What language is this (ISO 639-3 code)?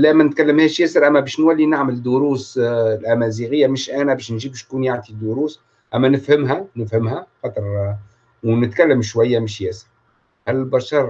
ara